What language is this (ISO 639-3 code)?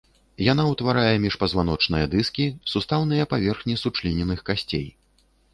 bel